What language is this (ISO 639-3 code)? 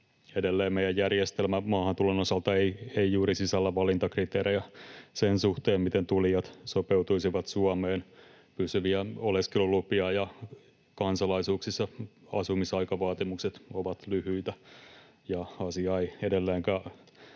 fin